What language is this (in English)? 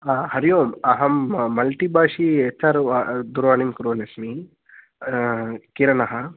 Sanskrit